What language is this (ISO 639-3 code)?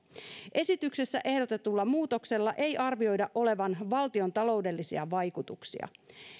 fin